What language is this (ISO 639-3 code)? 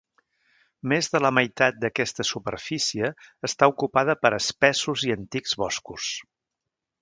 cat